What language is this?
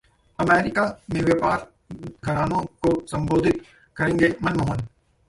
Hindi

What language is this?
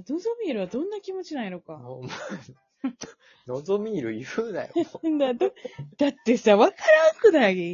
Japanese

